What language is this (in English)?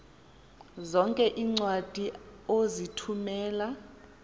Xhosa